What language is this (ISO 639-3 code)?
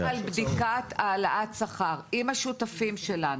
heb